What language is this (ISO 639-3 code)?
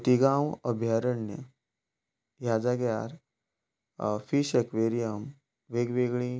kok